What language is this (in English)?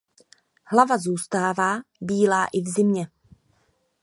Czech